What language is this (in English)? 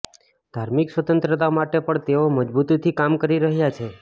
Gujarati